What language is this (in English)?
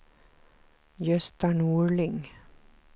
Swedish